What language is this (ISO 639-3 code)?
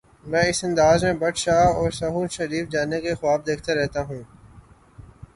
urd